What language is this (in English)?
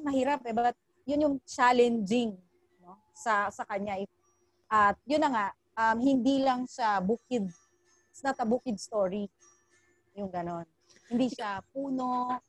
Filipino